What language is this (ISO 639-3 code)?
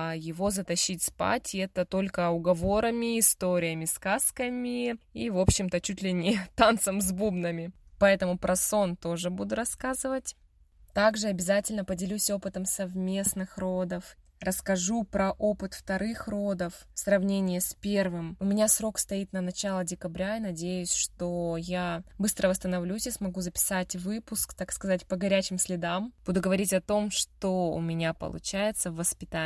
rus